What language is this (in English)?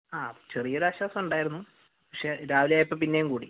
Malayalam